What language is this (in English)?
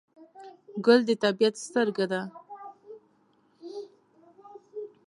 Pashto